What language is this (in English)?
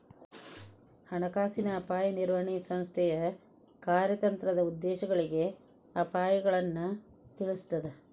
Kannada